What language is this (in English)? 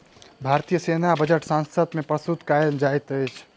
Maithili